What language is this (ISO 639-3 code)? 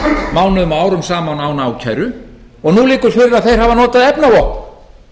isl